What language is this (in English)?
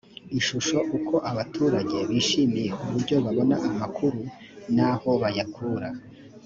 Kinyarwanda